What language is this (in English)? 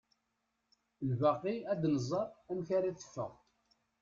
Kabyle